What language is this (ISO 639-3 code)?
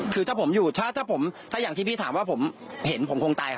tha